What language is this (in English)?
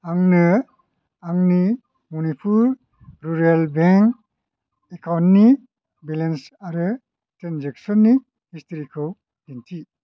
Bodo